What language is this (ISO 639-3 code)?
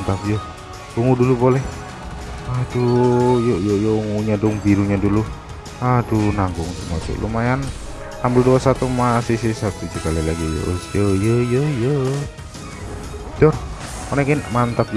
ind